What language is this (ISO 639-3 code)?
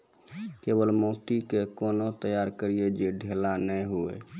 mai